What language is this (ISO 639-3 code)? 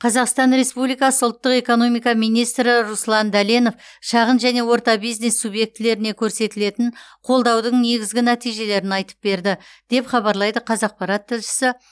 kaz